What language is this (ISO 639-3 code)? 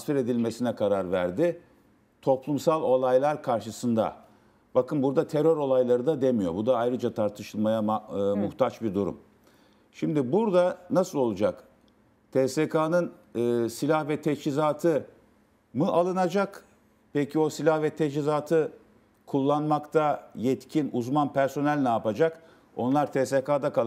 tur